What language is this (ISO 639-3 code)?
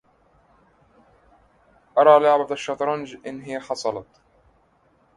ara